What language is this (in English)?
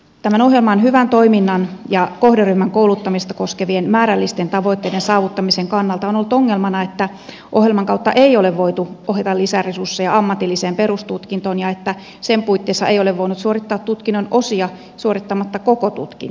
Finnish